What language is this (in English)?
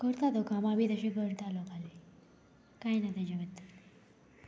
Konkani